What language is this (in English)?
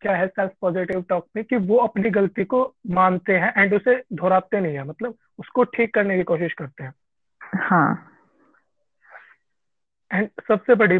Hindi